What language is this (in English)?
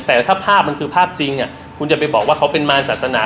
Thai